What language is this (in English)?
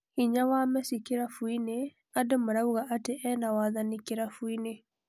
Kikuyu